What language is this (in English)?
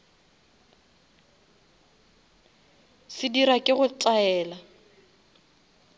Northern Sotho